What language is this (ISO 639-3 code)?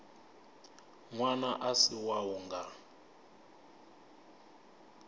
ven